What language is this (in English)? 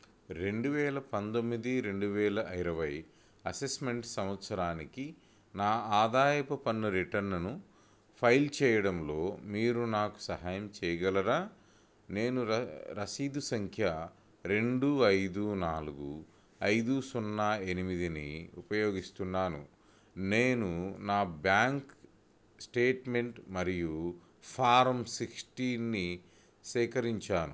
Telugu